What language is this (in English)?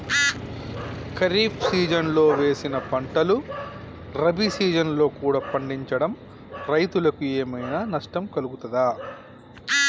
Telugu